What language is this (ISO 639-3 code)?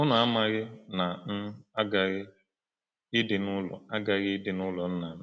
ibo